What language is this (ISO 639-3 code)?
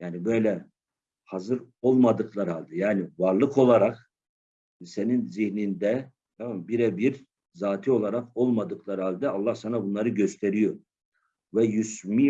tur